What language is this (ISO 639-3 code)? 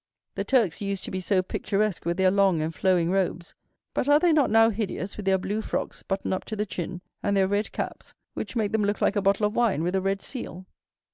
eng